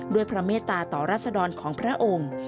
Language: Thai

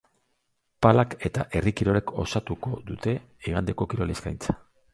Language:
Basque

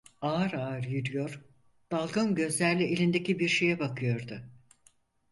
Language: Turkish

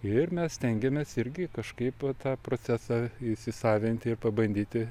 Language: Lithuanian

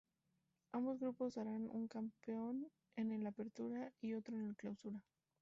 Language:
Spanish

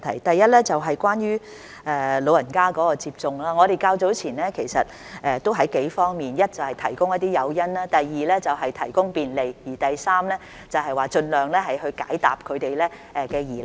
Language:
Cantonese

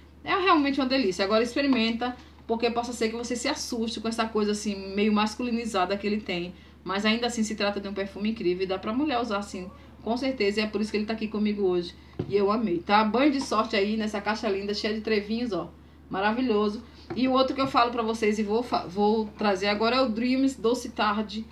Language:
Portuguese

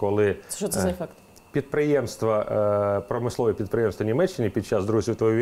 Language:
Ukrainian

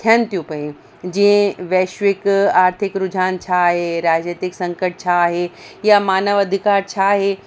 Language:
Sindhi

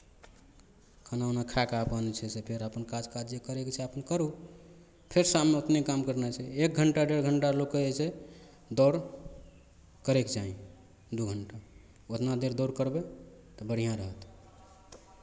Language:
Maithili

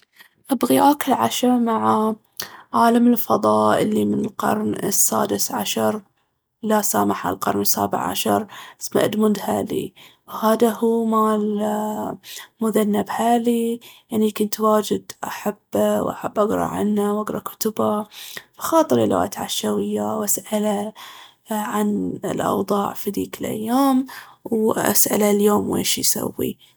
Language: Baharna Arabic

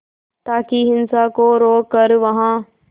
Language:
Hindi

